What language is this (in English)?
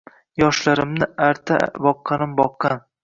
Uzbek